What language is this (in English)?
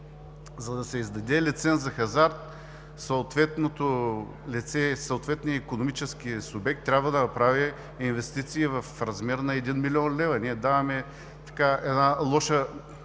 Bulgarian